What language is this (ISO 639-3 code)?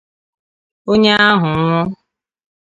ibo